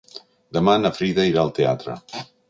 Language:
Catalan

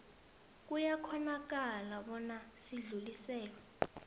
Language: South Ndebele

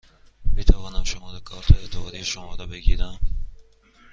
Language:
Persian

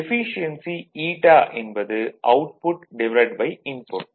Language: Tamil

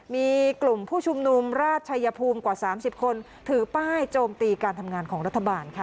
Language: Thai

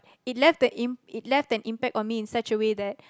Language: English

